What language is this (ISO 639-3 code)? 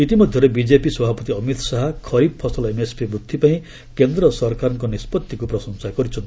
ori